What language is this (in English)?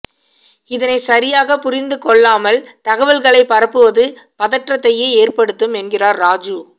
Tamil